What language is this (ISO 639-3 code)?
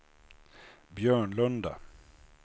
swe